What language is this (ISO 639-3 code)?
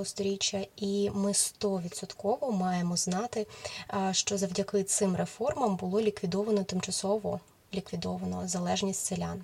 ukr